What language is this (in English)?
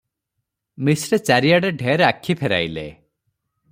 Odia